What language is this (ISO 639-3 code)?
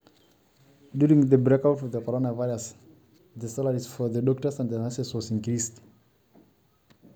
mas